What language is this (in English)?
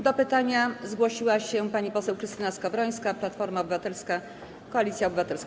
Polish